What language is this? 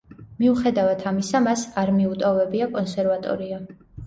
Georgian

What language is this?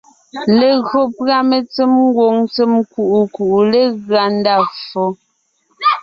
Ngiemboon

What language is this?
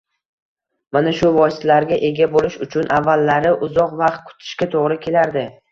Uzbek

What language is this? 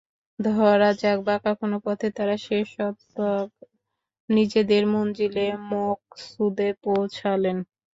Bangla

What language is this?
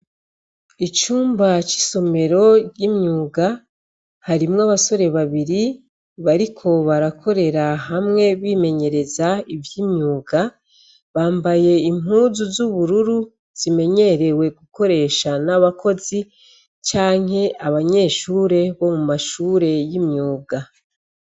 Rundi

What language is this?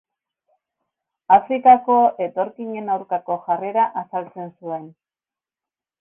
Basque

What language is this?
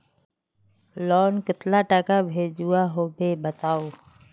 Magahi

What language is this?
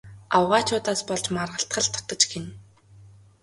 Mongolian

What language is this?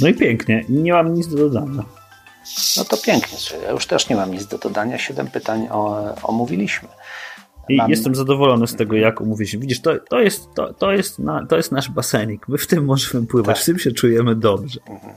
Polish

